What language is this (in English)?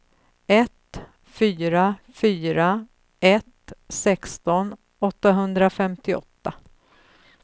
Swedish